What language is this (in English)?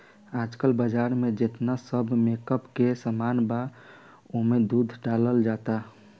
Bhojpuri